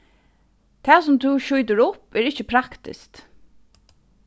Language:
Faroese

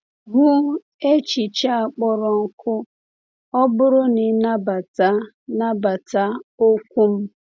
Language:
Igbo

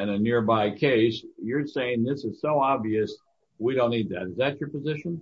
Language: English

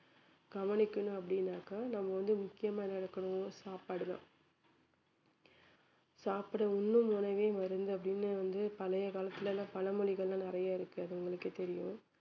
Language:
Tamil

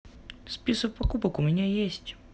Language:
Russian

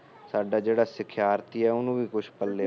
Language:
Punjabi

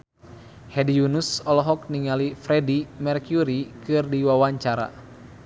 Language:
Sundanese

